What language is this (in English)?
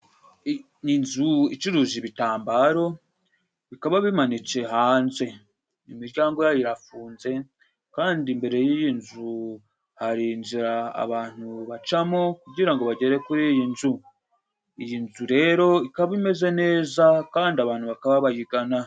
Kinyarwanda